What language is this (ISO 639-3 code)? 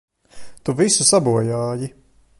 lav